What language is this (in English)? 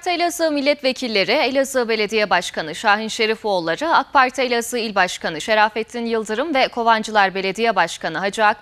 Turkish